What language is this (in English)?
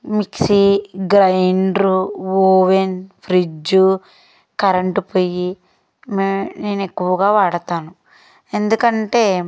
Telugu